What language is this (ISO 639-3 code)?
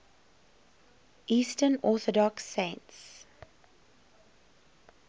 eng